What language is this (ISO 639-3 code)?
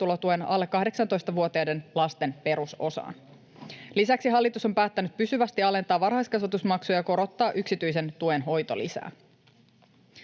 fin